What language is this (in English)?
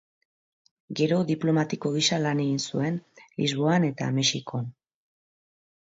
Basque